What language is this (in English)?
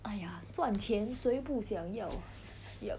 English